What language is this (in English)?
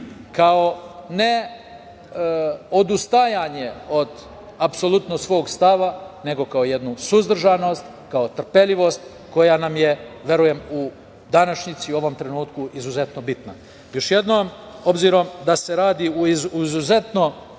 Serbian